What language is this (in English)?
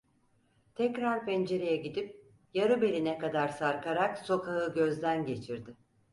Turkish